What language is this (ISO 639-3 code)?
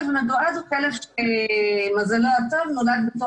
heb